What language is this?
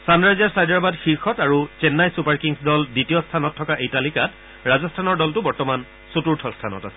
Assamese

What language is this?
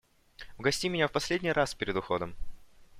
Russian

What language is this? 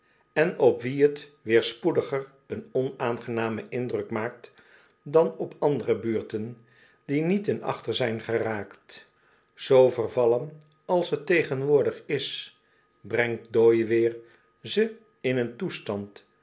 Dutch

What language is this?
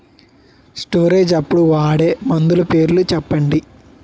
Telugu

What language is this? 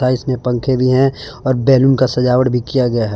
Hindi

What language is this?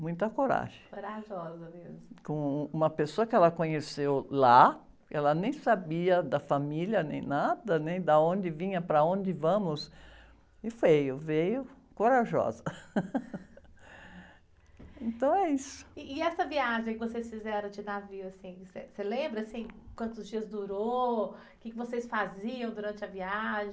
Portuguese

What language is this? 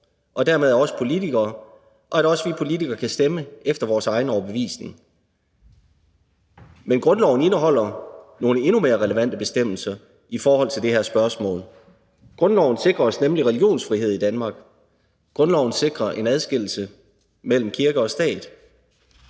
Danish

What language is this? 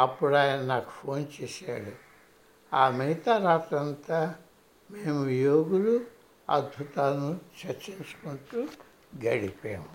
Telugu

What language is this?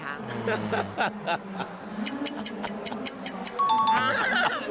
Thai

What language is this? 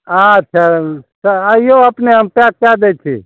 Maithili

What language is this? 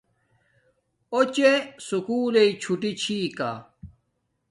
Domaaki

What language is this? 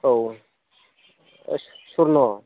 Bodo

